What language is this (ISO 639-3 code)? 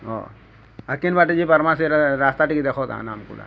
ori